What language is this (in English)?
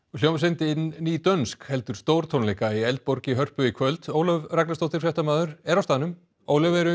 Icelandic